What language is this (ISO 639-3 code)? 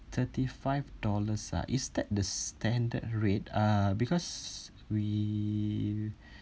eng